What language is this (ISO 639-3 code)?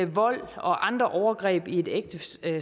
dan